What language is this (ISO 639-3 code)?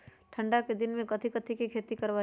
mag